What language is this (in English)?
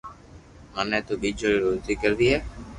Loarki